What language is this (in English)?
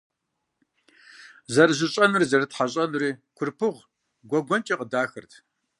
Kabardian